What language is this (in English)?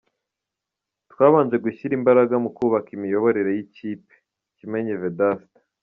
Kinyarwanda